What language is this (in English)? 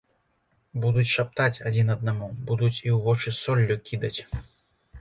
Belarusian